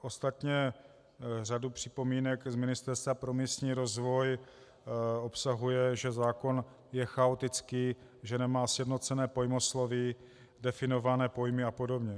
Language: Czech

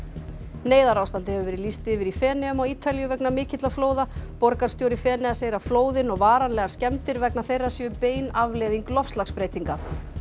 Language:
Icelandic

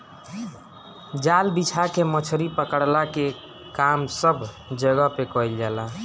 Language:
Bhojpuri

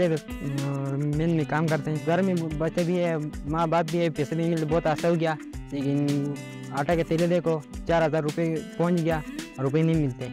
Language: Arabic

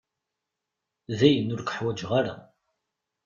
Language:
Kabyle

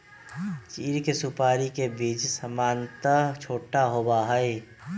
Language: Magahi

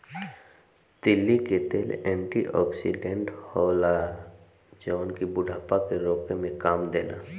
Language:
Bhojpuri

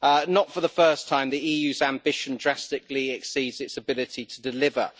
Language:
English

